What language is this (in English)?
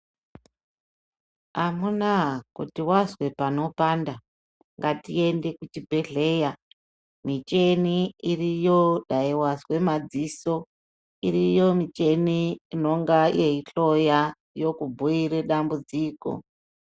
Ndau